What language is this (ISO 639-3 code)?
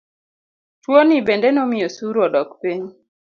luo